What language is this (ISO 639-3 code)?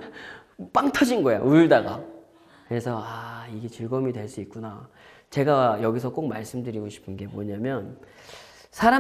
kor